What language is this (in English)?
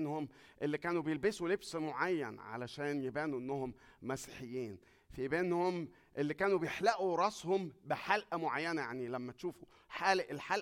Arabic